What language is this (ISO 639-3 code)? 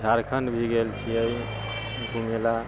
mai